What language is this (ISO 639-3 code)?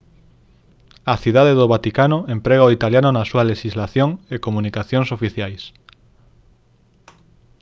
glg